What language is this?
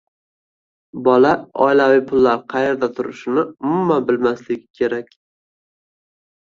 Uzbek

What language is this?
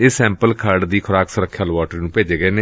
Punjabi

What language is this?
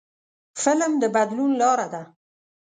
Pashto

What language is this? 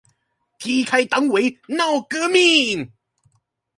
Chinese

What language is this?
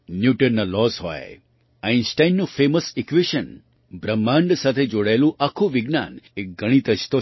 Gujarati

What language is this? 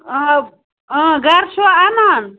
Kashmiri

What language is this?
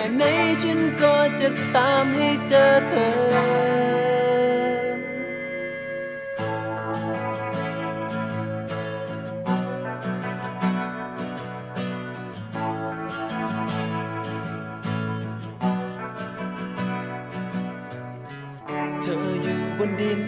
Thai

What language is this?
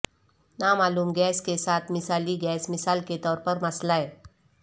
Urdu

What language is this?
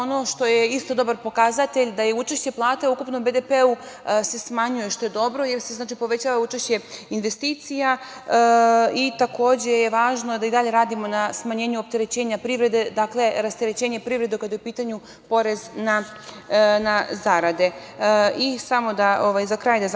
Serbian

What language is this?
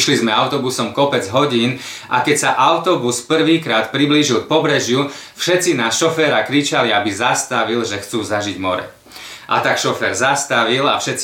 Slovak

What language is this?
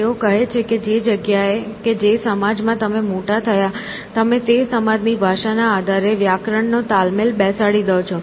Gujarati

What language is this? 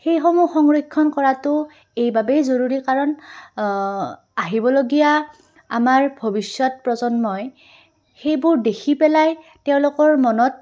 Assamese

